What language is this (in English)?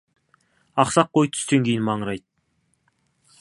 Kazakh